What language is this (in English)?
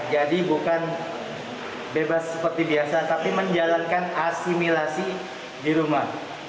Indonesian